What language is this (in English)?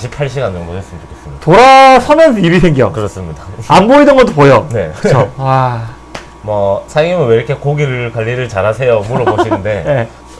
Korean